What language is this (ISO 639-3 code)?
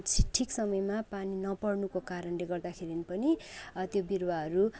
nep